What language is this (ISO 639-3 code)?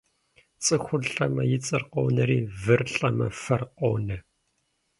kbd